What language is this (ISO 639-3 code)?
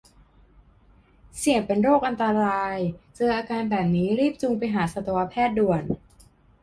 tha